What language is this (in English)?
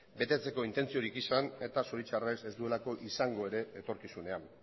Basque